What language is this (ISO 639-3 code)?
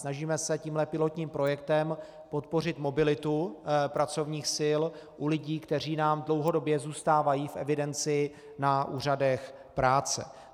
ces